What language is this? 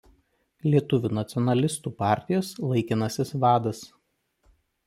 Lithuanian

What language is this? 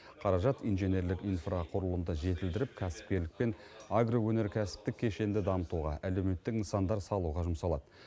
Kazakh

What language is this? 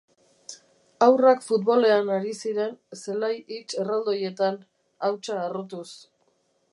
Basque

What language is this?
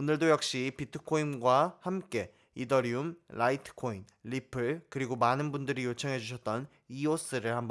Korean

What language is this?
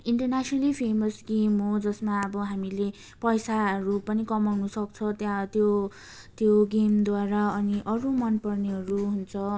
Nepali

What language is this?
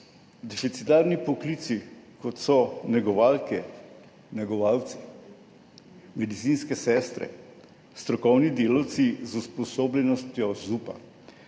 Slovenian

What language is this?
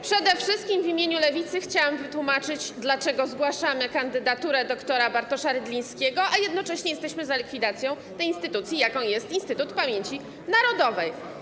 Polish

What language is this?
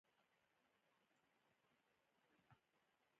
Pashto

